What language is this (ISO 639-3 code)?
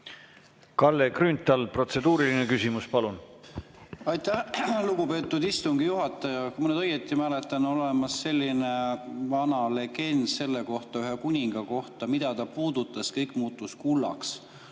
est